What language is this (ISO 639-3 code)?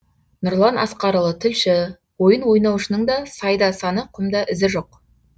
kaz